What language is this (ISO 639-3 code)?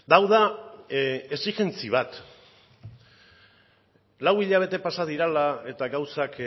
eus